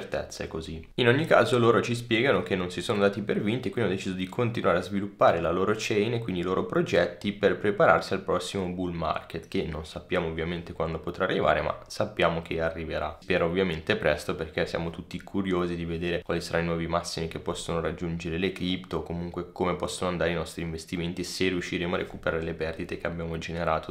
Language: Italian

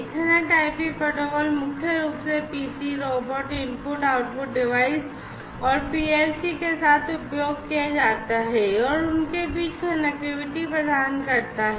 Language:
Hindi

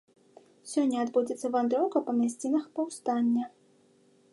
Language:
Belarusian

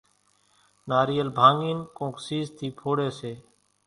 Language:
Kachi Koli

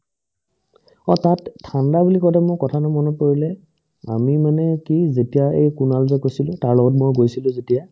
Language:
Assamese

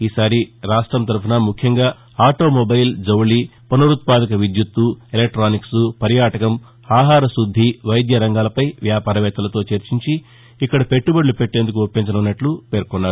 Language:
Telugu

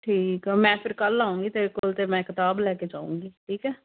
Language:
Punjabi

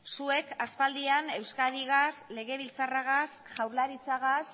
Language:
Basque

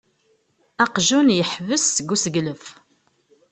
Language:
Kabyle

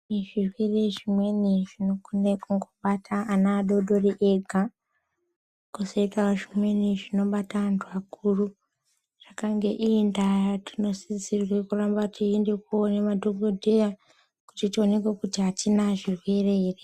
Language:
Ndau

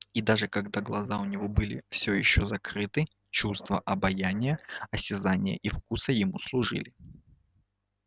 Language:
Russian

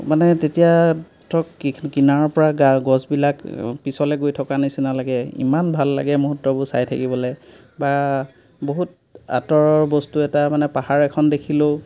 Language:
Assamese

